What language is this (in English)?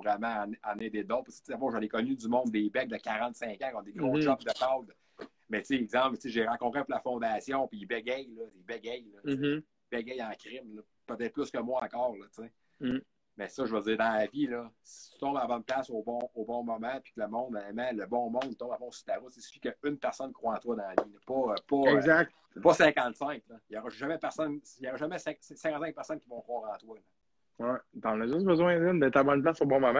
French